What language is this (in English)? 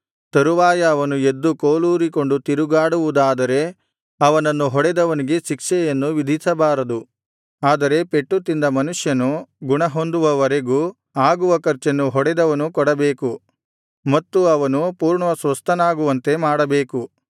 Kannada